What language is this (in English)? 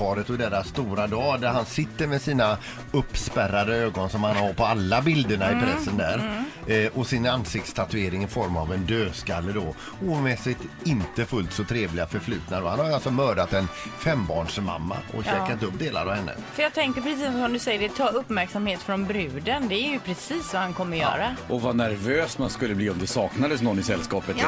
Swedish